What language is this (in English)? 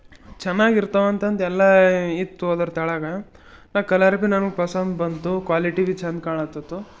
Kannada